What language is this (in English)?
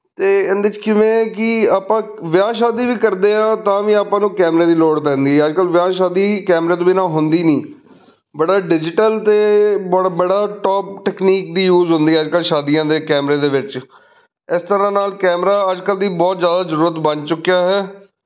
Punjabi